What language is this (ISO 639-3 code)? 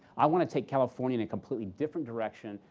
eng